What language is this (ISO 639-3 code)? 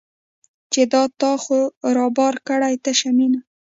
pus